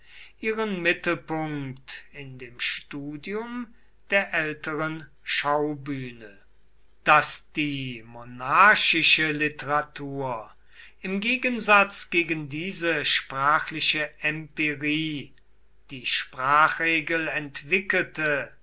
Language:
German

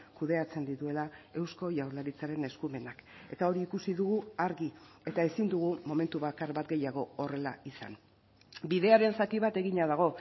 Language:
Basque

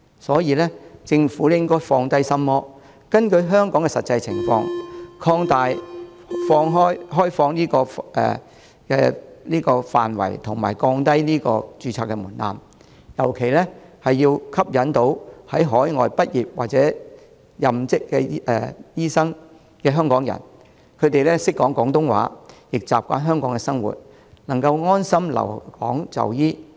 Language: Cantonese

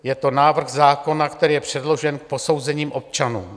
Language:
Czech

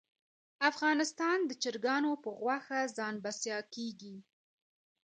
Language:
Pashto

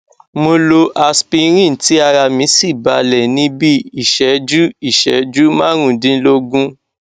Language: Yoruba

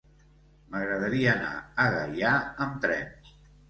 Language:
Catalan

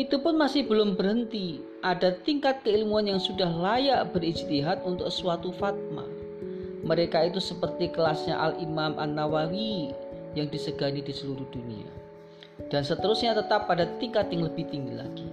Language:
Indonesian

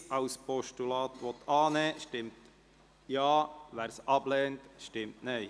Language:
Swiss German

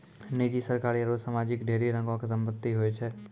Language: Maithili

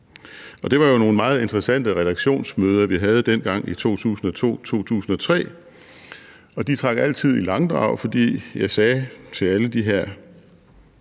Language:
Danish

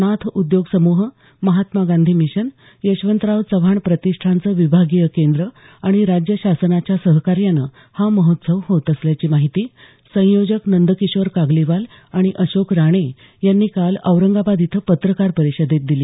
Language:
Marathi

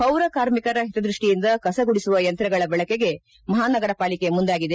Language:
Kannada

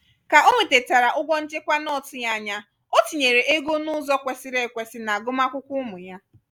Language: Igbo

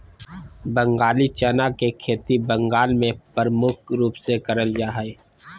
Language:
Magahi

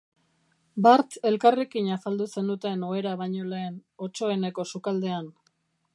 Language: Basque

